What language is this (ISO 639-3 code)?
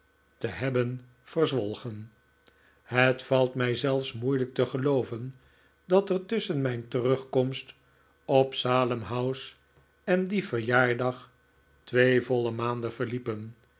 nld